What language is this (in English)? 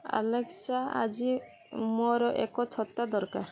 Odia